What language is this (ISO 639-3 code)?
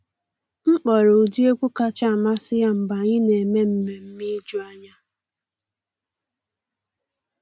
ibo